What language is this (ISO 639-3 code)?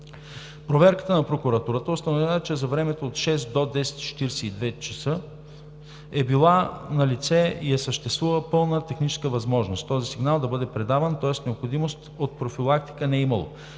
bul